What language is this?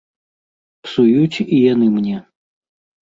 Belarusian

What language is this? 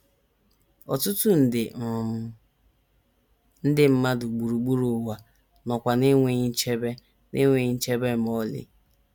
Igbo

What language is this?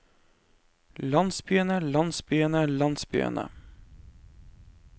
Norwegian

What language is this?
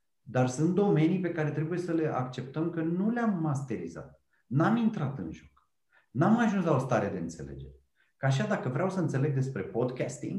Romanian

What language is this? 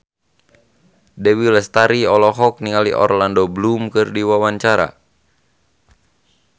Sundanese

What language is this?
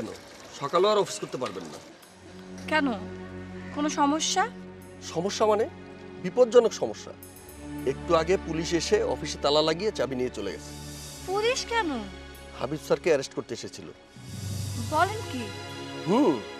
Bangla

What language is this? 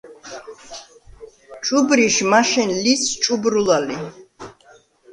Svan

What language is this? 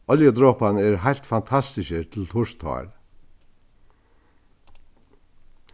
Faroese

